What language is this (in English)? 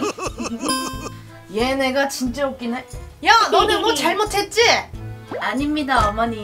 Korean